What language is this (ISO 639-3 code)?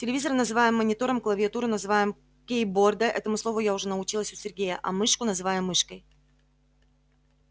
rus